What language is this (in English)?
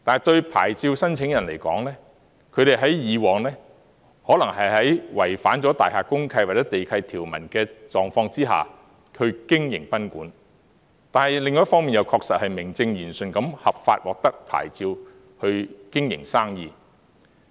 Cantonese